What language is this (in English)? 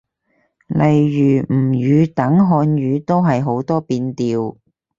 Cantonese